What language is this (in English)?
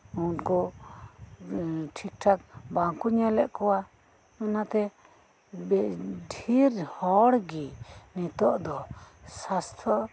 Santali